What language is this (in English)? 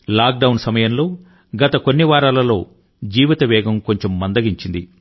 Telugu